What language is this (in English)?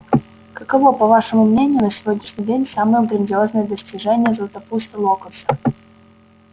Russian